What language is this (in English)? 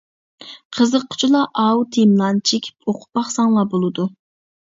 Uyghur